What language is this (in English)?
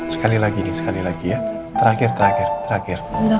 Indonesian